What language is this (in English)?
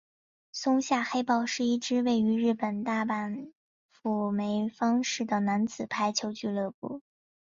Chinese